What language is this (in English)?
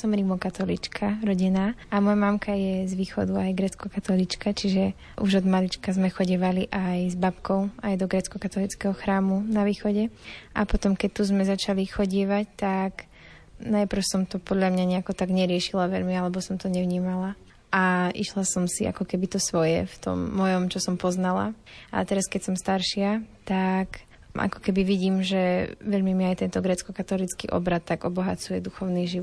Slovak